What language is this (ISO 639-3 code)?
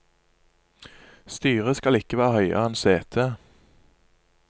nor